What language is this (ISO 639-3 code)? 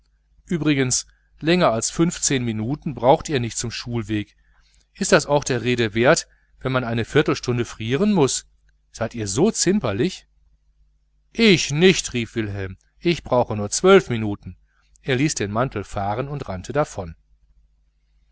deu